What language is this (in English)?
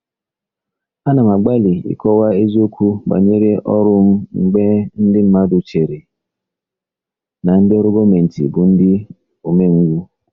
Igbo